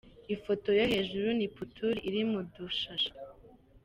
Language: Kinyarwanda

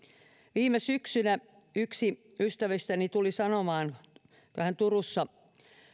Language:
Finnish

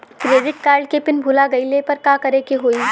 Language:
Bhojpuri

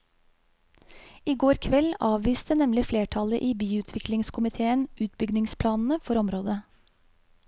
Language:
Norwegian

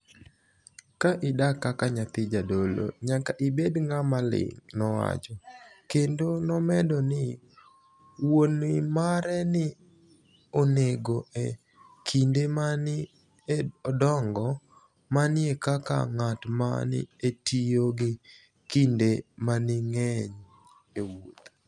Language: Luo (Kenya and Tanzania)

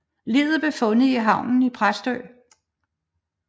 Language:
Danish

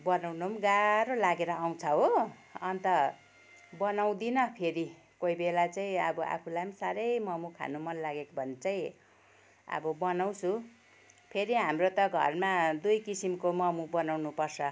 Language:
Nepali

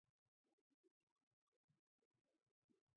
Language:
Georgian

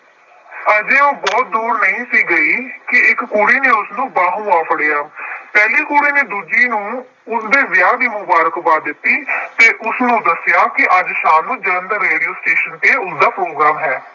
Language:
Punjabi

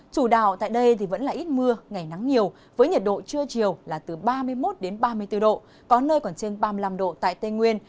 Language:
Vietnamese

